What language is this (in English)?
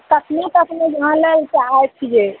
Maithili